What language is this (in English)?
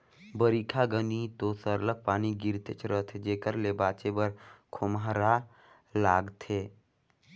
Chhattisgarhi